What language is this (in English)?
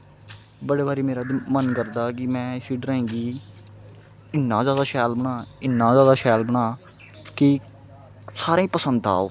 Dogri